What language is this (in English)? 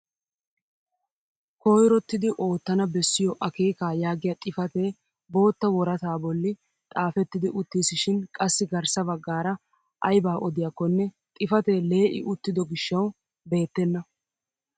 Wolaytta